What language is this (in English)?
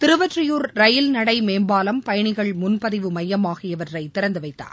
Tamil